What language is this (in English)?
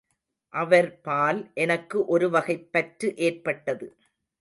Tamil